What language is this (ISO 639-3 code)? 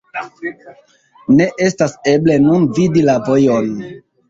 epo